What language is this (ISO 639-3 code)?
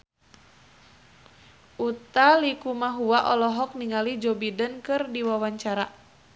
sun